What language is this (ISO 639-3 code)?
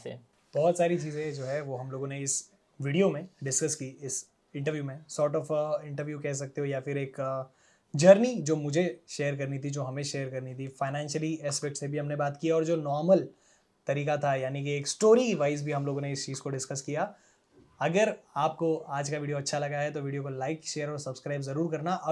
hin